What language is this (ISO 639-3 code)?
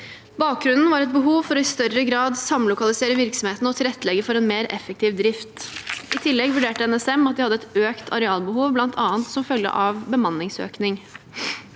nor